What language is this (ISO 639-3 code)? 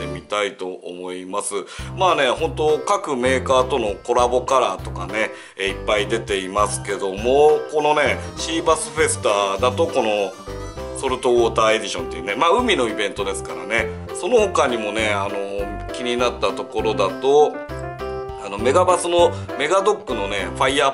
jpn